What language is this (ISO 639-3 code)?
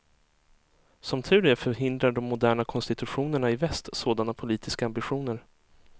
swe